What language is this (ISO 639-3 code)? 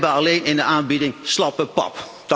nld